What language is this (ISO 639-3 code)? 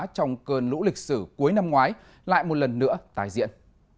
vie